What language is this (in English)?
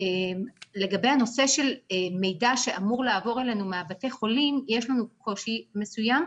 Hebrew